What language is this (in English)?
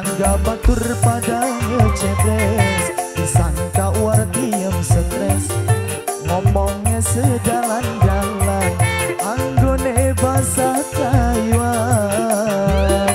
Indonesian